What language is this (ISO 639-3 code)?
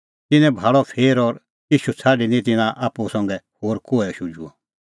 kfx